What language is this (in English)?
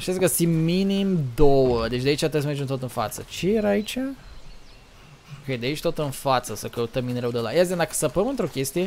Romanian